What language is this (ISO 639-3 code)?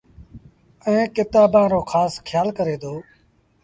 sbn